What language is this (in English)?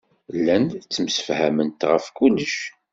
Kabyle